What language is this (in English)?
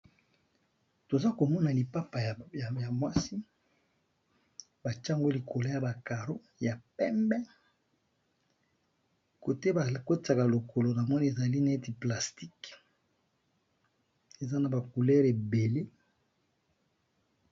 Lingala